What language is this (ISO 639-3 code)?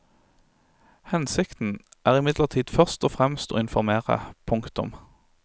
nor